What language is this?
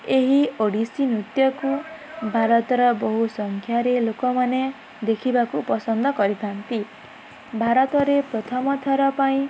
Odia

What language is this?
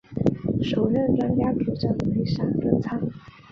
Chinese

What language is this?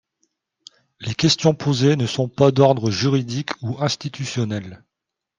French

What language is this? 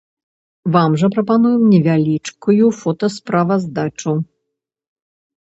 Belarusian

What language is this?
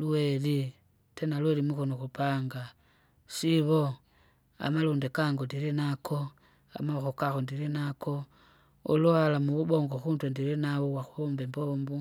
Kinga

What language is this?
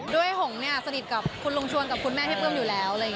Thai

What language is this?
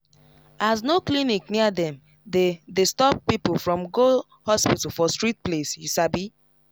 Nigerian Pidgin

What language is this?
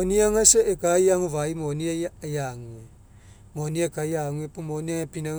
Mekeo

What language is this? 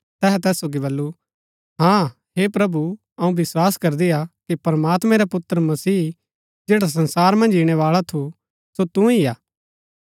Gaddi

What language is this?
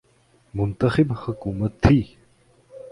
Urdu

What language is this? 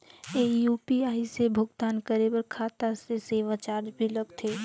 Chhattisgarhi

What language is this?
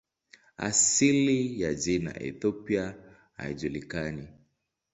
Swahili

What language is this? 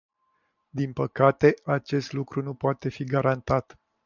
Romanian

